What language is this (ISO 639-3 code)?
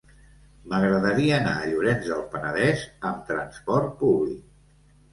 cat